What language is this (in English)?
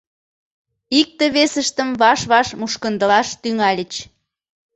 Mari